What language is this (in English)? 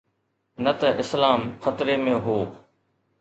Sindhi